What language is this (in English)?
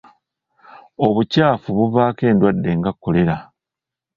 Ganda